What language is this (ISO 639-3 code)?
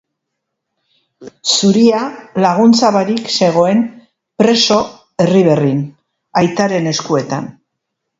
eus